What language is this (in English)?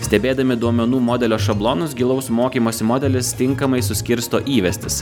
Lithuanian